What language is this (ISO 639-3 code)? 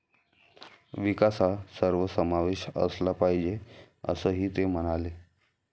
mar